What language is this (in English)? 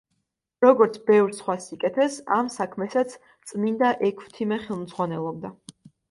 Georgian